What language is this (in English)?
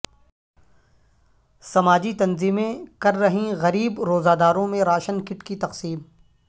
Urdu